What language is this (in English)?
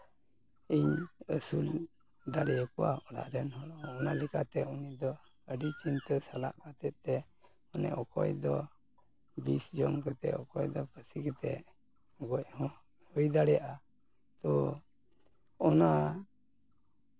Santali